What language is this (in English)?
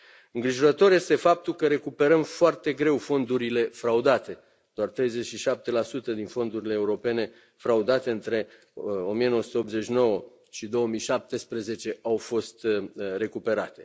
Romanian